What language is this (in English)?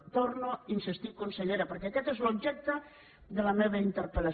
Catalan